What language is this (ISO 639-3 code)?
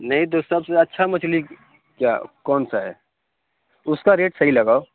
urd